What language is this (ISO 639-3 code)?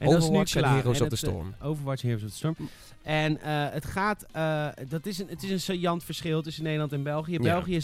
nld